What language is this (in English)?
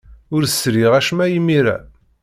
Kabyle